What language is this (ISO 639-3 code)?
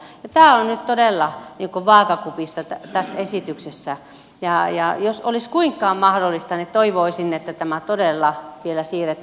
fin